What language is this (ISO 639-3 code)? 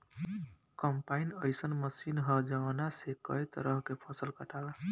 bho